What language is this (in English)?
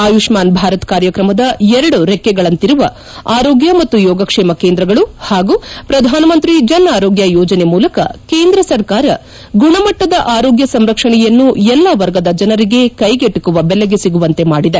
Kannada